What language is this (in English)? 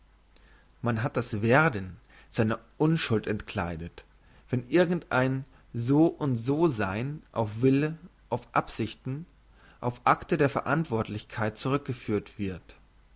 German